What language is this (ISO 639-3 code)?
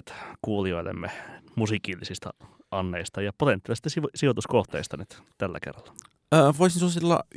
fin